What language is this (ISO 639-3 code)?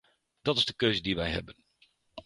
nld